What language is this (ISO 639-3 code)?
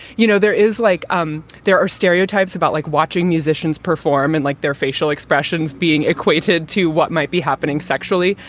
eng